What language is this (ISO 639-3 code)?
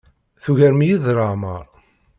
kab